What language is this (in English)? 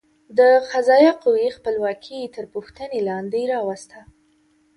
Pashto